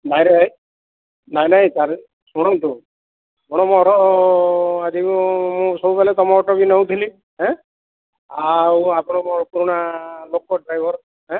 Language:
Odia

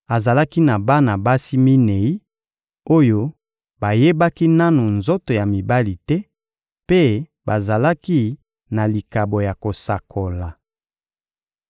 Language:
Lingala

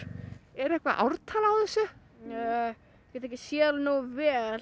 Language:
Icelandic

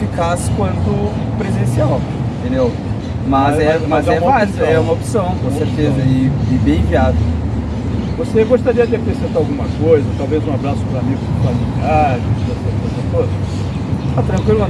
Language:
Portuguese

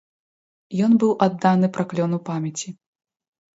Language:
Belarusian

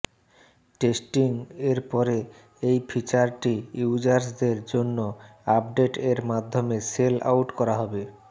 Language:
Bangla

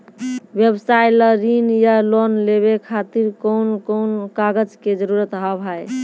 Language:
Maithili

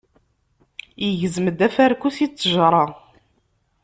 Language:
Kabyle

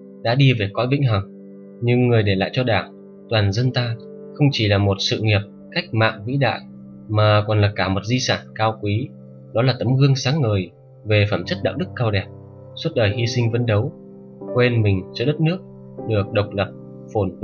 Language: Vietnamese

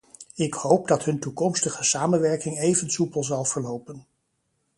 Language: Dutch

